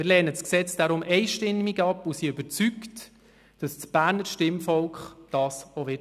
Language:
Swiss German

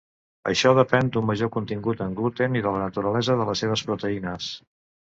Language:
Catalan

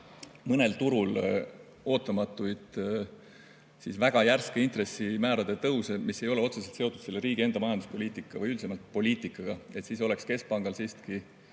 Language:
Estonian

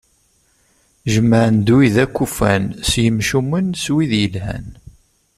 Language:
Kabyle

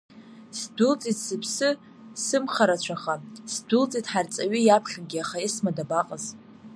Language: Abkhazian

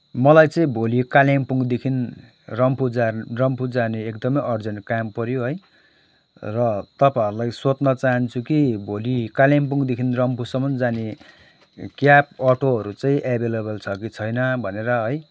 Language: Nepali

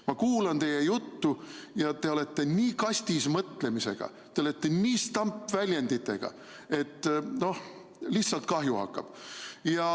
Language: Estonian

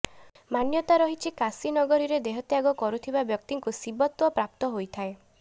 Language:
Odia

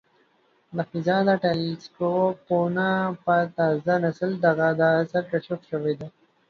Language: Pashto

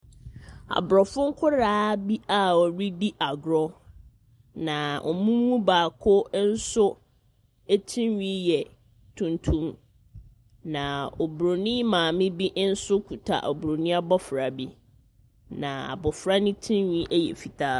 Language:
Akan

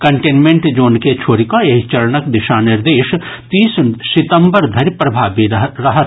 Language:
Maithili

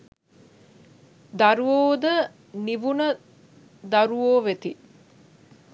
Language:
Sinhala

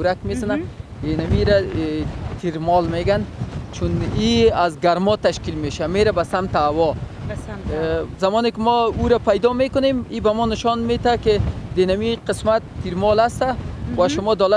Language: Persian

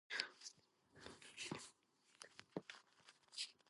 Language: Georgian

